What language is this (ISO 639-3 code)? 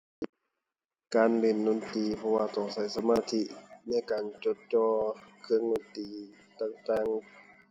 tha